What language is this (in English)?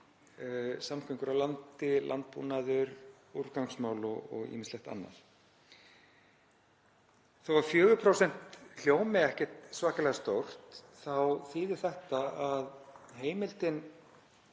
Icelandic